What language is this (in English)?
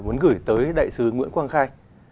Vietnamese